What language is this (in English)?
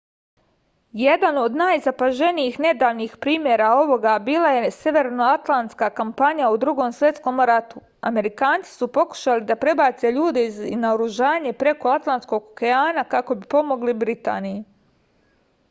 Serbian